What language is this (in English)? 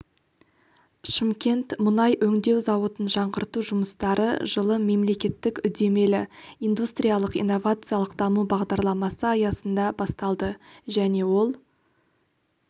Kazakh